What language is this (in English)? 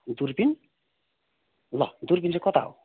Nepali